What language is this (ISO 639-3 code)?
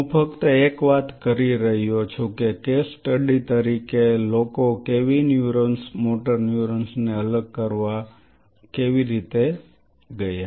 guj